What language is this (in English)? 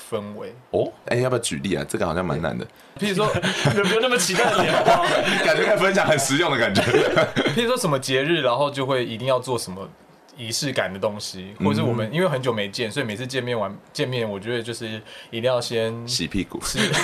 Chinese